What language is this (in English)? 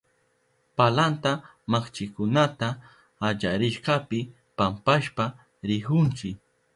Southern Pastaza Quechua